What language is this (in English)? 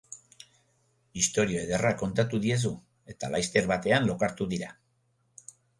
Basque